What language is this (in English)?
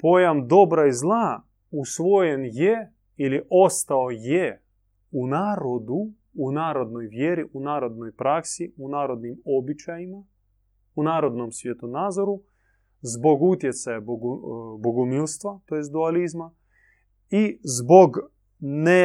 Croatian